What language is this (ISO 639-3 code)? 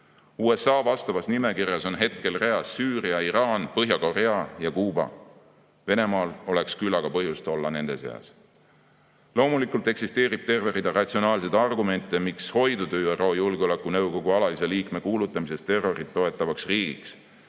est